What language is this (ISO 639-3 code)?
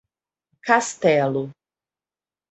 por